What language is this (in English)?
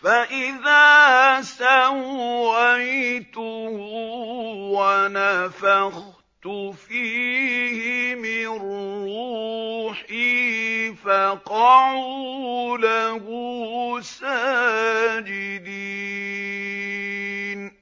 Arabic